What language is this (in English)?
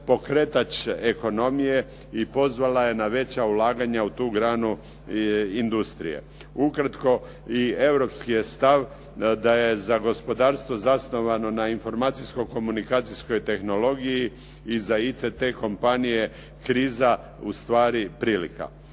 Croatian